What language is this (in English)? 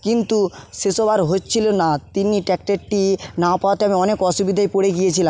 Bangla